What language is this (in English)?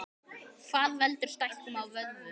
Icelandic